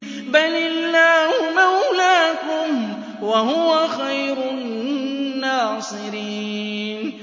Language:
Arabic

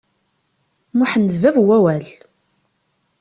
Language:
Kabyle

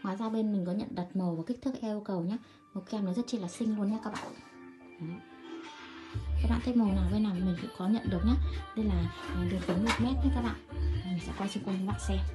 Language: Vietnamese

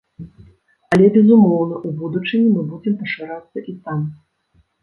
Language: Belarusian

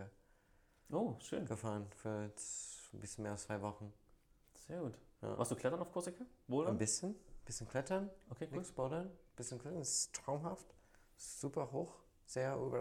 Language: German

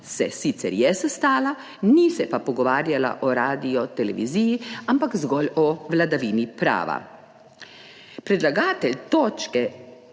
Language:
Slovenian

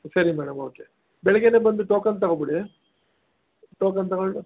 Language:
Kannada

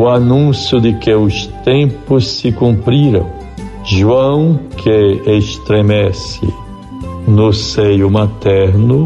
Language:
Portuguese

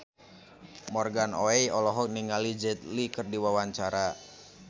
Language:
Sundanese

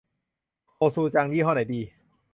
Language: Thai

